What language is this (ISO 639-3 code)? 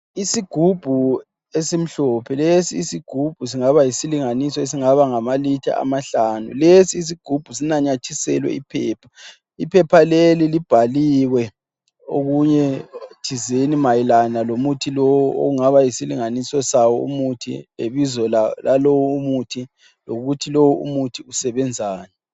nde